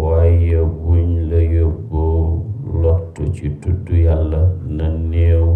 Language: Arabic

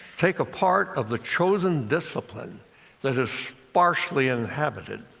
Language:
English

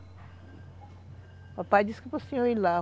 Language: Portuguese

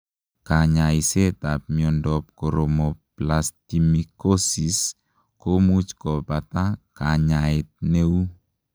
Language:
Kalenjin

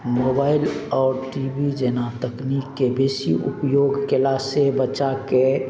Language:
Maithili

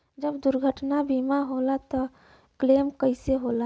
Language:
Bhojpuri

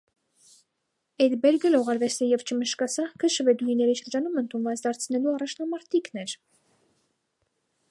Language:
Armenian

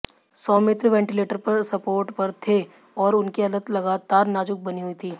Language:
Hindi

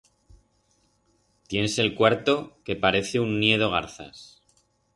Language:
Aragonese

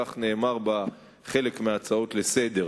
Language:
Hebrew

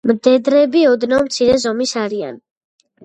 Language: Georgian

